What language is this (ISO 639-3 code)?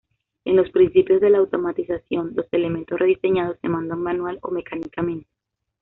spa